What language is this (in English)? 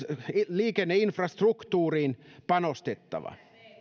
Finnish